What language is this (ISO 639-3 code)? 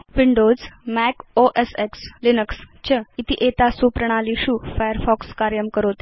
san